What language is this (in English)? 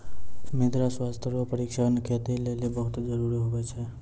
Maithili